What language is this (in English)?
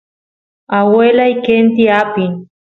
Santiago del Estero Quichua